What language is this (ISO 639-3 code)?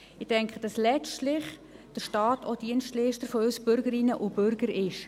gsw